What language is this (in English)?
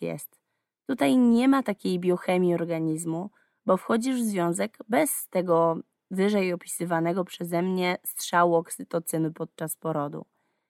Polish